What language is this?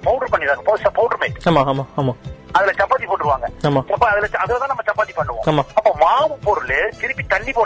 Tamil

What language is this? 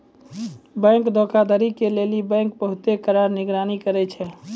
Maithili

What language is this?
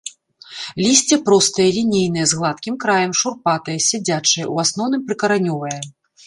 Belarusian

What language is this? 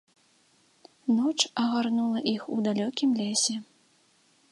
Belarusian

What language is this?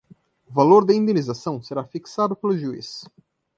Portuguese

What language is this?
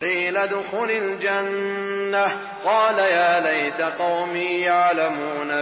Arabic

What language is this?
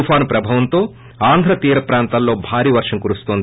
Telugu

